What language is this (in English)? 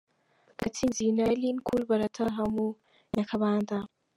Kinyarwanda